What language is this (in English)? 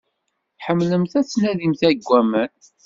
Kabyle